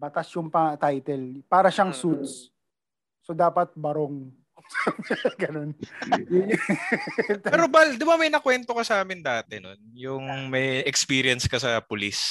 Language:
Filipino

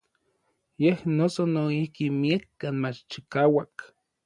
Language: Orizaba Nahuatl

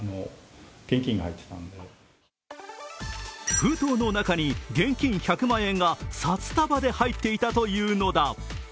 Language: Japanese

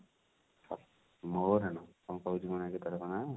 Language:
Odia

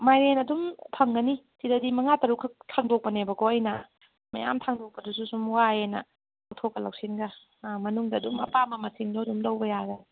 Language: Manipuri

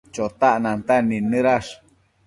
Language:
Matsés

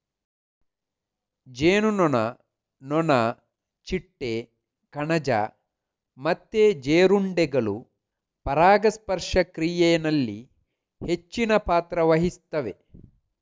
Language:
Kannada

